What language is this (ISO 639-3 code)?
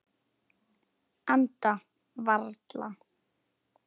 isl